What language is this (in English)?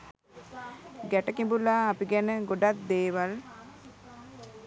Sinhala